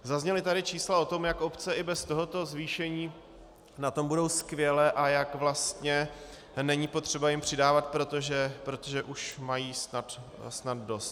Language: Czech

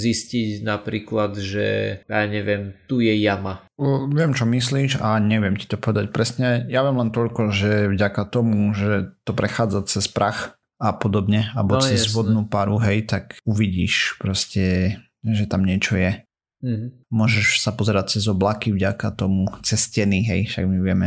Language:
Slovak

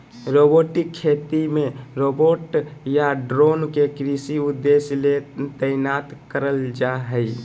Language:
Magahi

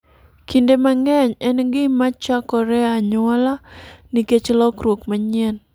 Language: Luo (Kenya and Tanzania)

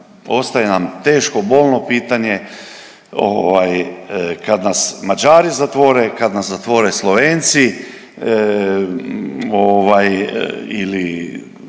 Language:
Croatian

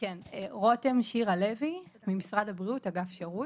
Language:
Hebrew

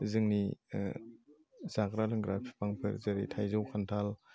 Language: Bodo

